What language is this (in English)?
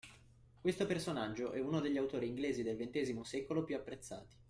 Italian